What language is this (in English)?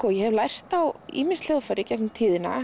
Icelandic